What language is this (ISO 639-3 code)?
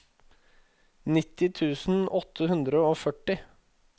nor